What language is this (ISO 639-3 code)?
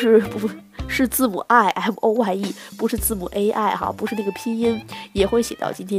zho